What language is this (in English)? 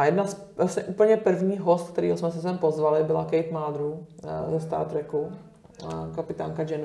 Czech